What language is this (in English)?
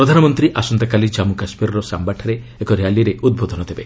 Odia